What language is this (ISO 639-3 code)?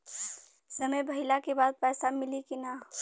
bho